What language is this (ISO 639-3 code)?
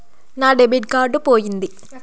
tel